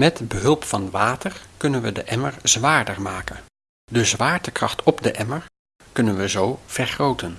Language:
Dutch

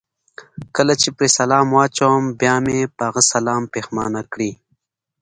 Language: Pashto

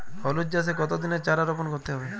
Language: Bangla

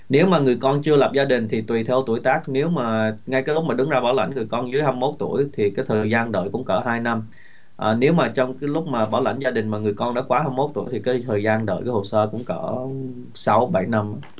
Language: Vietnamese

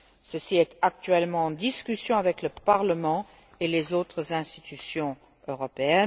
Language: French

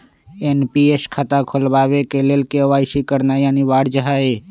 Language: Magahi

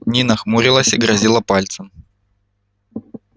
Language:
Russian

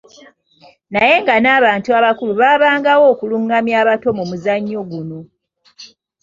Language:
Ganda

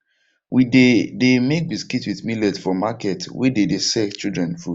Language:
Nigerian Pidgin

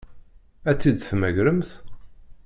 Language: Kabyle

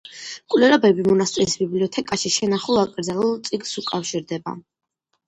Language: Georgian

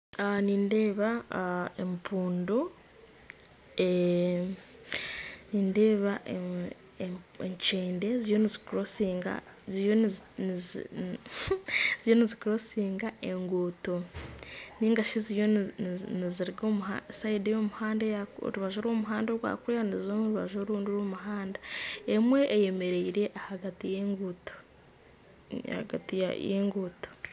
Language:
Nyankole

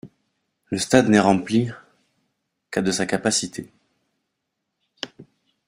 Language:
French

